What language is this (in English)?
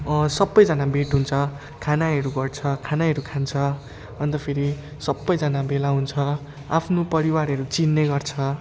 Nepali